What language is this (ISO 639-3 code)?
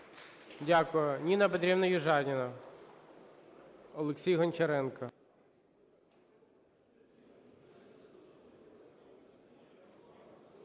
ukr